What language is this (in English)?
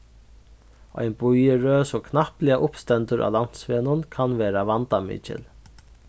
Faroese